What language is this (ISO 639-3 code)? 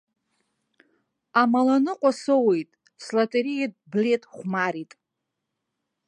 abk